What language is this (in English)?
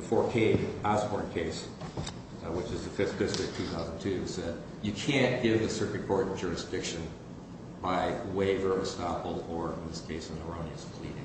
English